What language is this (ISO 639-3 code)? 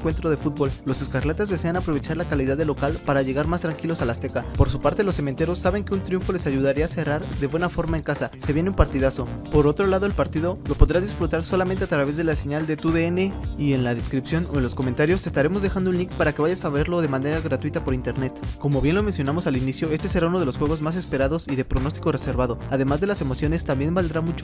spa